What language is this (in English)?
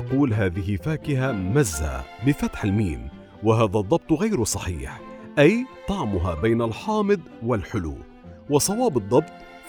Arabic